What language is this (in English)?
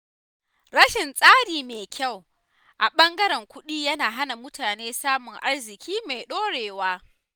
Hausa